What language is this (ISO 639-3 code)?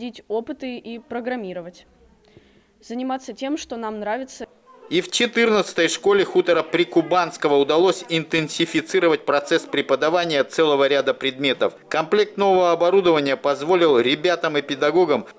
rus